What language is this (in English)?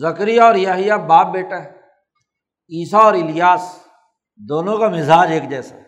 Urdu